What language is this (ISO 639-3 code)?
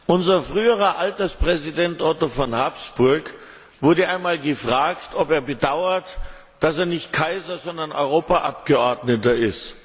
deu